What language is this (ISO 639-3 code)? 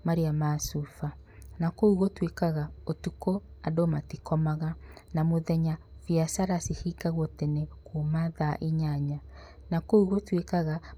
kik